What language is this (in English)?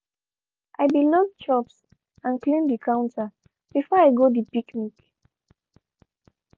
Nigerian Pidgin